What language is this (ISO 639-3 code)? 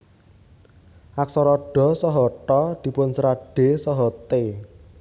jav